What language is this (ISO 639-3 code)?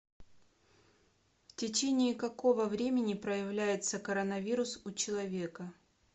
rus